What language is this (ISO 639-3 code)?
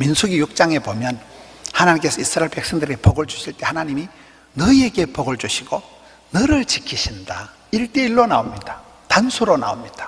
kor